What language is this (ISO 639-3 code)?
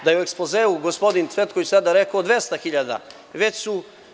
srp